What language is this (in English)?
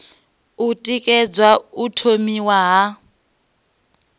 Venda